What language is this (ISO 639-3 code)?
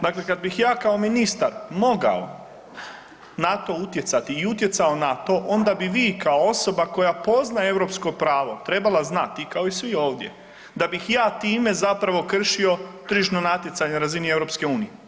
hrv